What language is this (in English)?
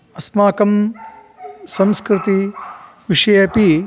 Sanskrit